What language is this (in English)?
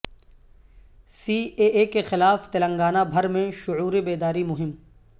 Urdu